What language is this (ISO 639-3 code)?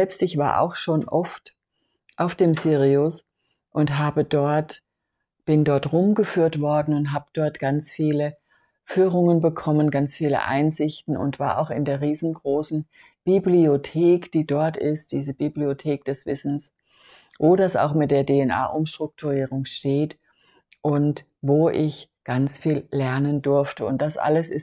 deu